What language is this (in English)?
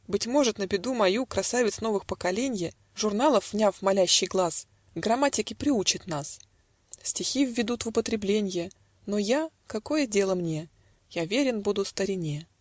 Russian